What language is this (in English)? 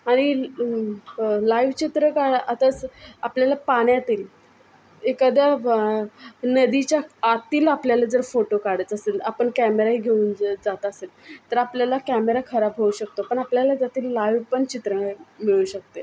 Marathi